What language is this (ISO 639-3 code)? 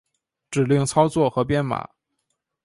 zho